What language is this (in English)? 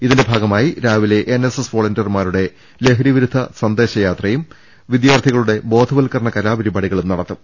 Malayalam